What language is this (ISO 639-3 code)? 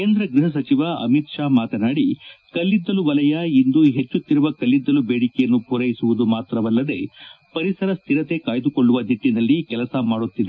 kan